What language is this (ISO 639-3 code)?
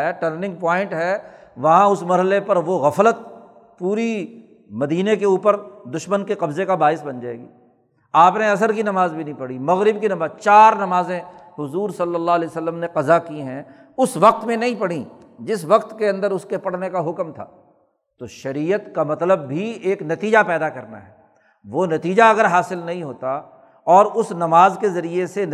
urd